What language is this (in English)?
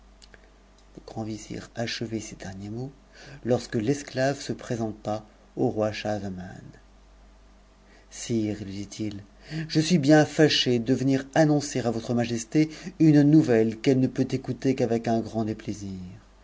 French